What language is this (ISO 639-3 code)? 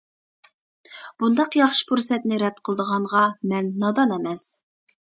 uig